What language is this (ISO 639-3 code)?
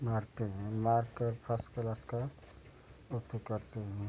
hin